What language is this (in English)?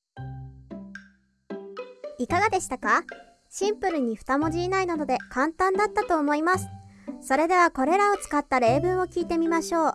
Japanese